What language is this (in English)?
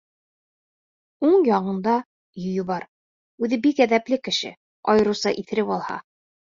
Bashkir